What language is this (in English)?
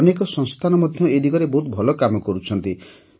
Odia